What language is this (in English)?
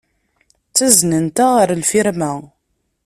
Kabyle